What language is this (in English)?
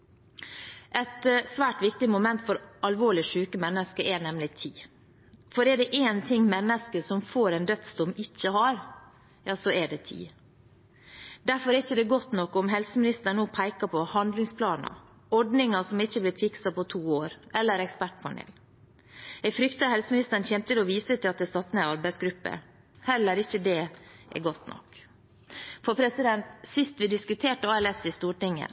Norwegian Bokmål